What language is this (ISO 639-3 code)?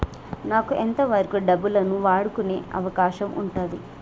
tel